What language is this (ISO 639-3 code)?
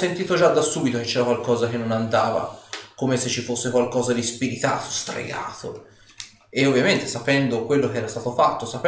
ita